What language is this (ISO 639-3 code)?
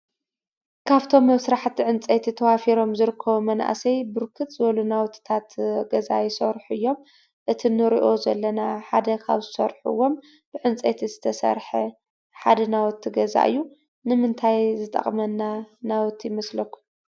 tir